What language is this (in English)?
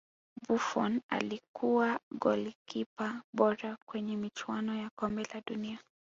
Swahili